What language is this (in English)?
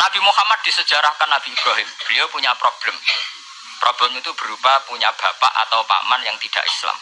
Indonesian